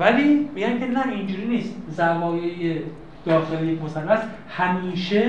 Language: Persian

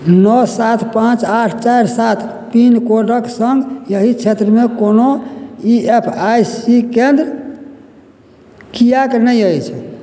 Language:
Maithili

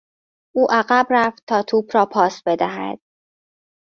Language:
Persian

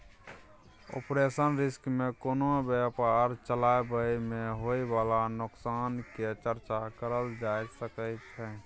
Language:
Maithili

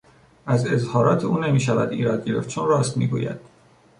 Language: Persian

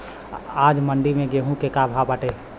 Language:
Bhojpuri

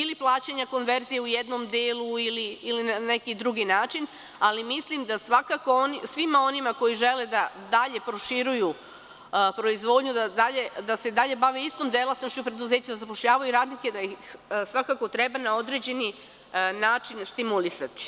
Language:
Serbian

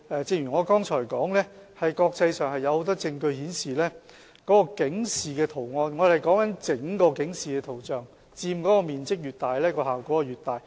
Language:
Cantonese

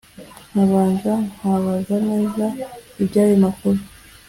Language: Kinyarwanda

